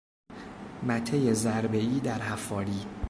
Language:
Persian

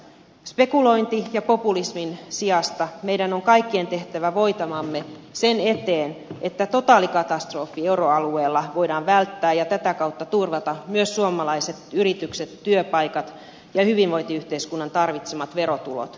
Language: Finnish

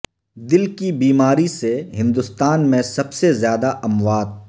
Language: Urdu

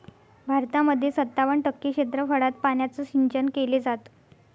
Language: Marathi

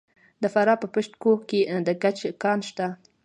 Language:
Pashto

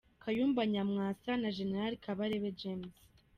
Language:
Kinyarwanda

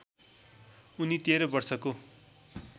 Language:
Nepali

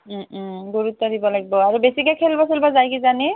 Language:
Assamese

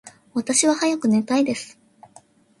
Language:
Japanese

